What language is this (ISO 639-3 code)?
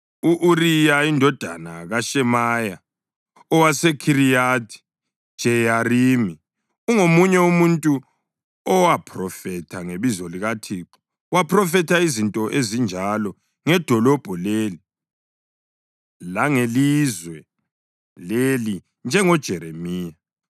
nde